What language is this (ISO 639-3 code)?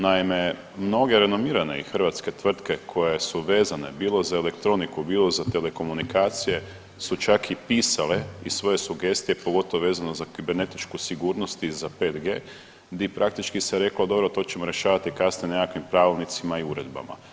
hrv